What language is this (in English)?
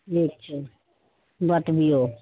Maithili